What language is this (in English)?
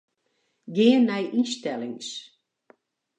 Western Frisian